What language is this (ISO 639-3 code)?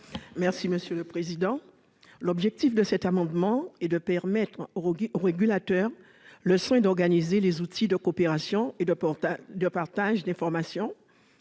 fra